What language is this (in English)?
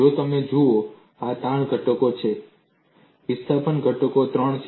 Gujarati